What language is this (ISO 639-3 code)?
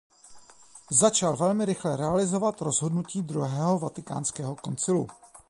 ces